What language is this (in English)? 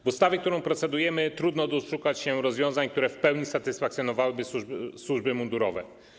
Polish